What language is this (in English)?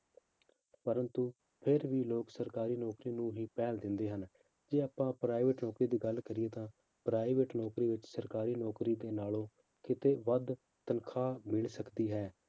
Punjabi